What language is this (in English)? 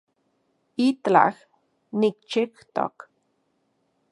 Central Puebla Nahuatl